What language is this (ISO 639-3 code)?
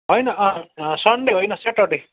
nep